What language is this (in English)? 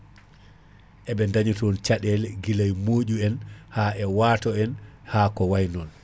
Fula